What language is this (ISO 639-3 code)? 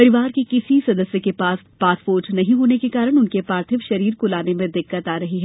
hin